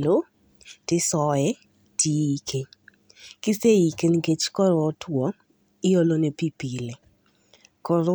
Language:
Luo (Kenya and Tanzania)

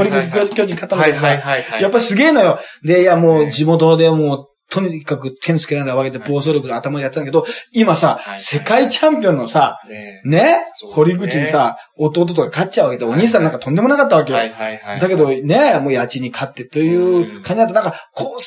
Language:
Japanese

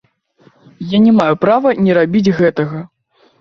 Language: Belarusian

